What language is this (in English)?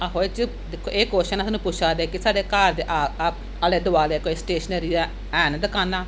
Dogri